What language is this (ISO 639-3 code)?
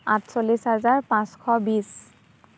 asm